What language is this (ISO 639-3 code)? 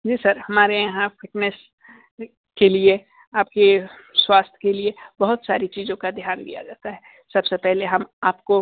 hin